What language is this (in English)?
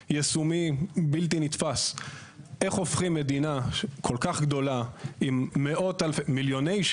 Hebrew